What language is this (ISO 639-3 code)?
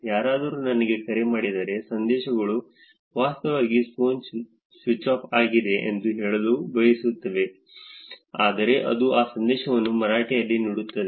kan